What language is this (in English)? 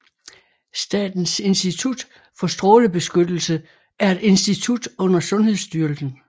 Danish